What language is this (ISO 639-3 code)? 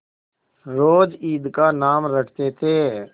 hin